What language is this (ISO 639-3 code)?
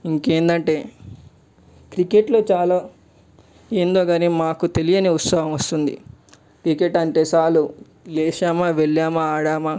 tel